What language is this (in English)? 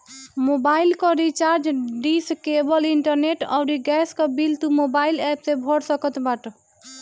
Bhojpuri